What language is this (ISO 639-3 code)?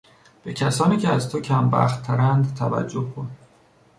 fas